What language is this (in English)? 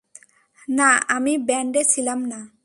Bangla